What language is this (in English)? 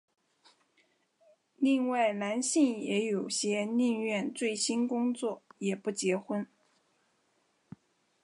Chinese